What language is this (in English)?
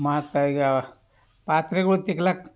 Kannada